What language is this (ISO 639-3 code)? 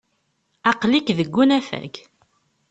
kab